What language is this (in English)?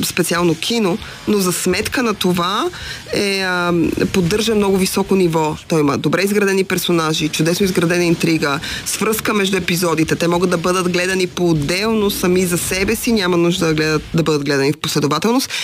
Bulgarian